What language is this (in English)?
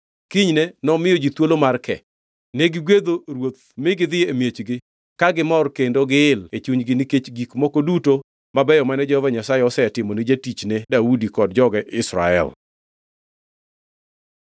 Luo (Kenya and Tanzania)